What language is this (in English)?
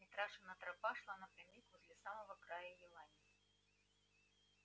Russian